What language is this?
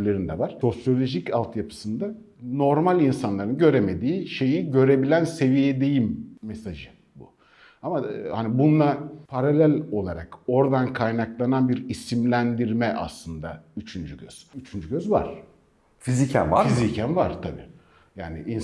Turkish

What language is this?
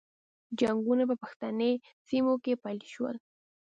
Pashto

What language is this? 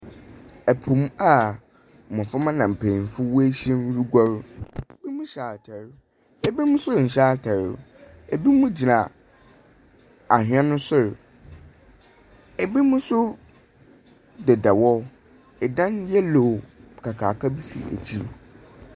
Akan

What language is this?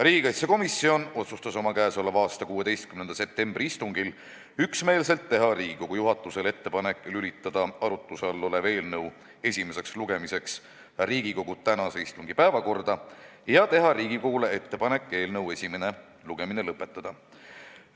Estonian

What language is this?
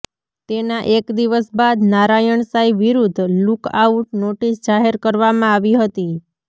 Gujarati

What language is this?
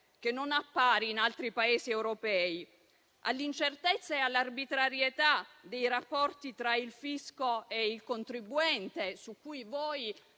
Italian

